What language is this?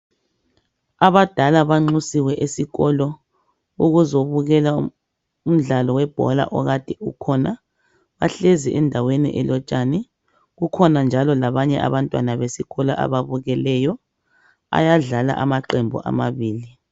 North Ndebele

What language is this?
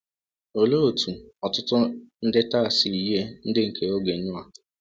Igbo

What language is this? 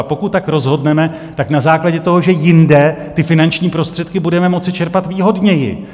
Czech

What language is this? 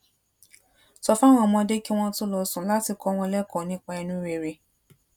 Yoruba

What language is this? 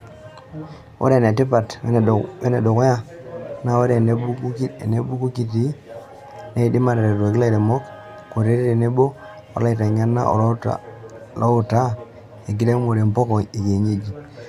Masai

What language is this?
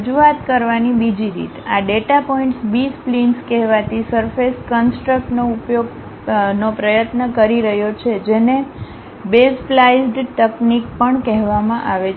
Gujarati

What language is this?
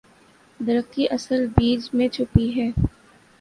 Urdu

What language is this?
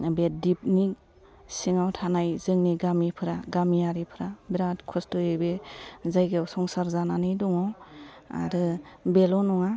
Bodo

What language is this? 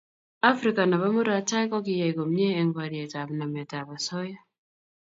Kalenjin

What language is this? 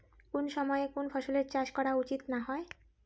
Bangla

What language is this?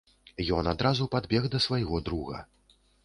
Belarusian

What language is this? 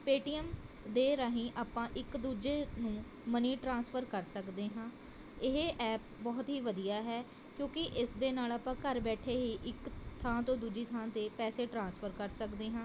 Punjabi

